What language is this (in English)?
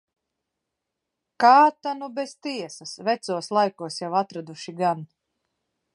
Latvian